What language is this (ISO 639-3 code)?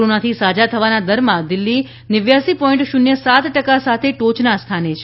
guj